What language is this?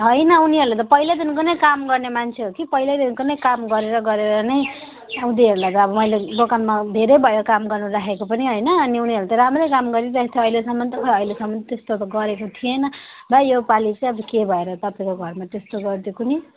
Nepali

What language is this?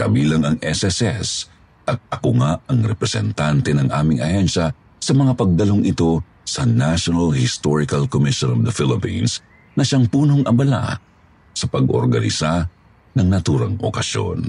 Filipino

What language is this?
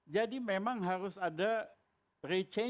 Indonesian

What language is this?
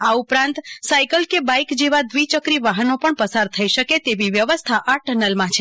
Gujarati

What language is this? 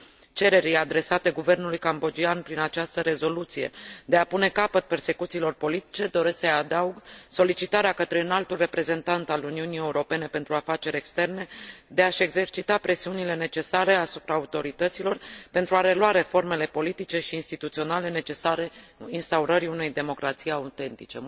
Romanian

